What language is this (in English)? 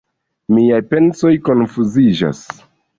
Esperanto